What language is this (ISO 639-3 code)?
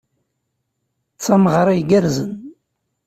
kab